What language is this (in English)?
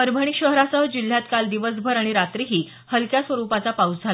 Marathi